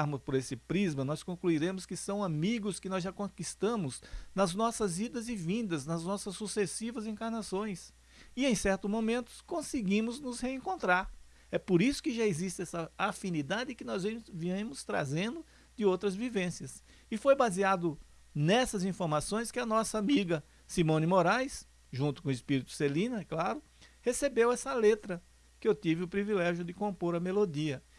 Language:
Portuguese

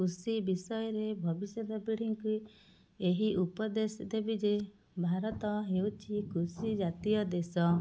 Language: Odia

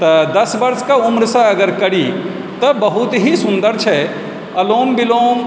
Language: Maithili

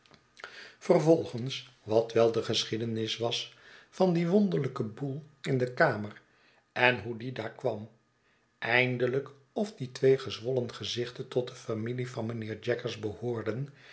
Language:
Dutch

